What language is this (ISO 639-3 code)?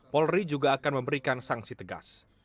ind